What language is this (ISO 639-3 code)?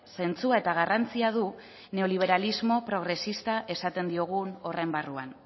eus